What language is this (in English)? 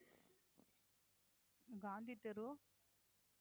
Tamil